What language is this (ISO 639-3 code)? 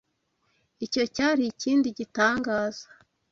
kin